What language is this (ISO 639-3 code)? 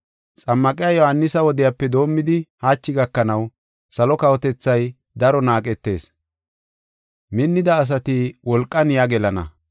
gof